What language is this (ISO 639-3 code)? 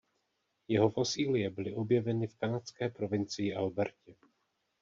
ces